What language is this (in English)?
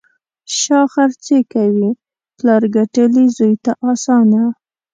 Pashto